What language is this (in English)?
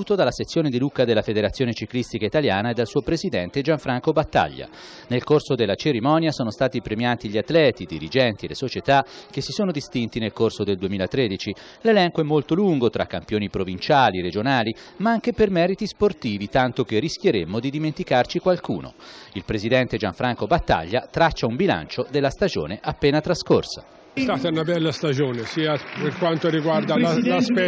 Italian